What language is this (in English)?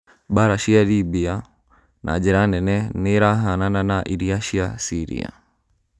Kikuyu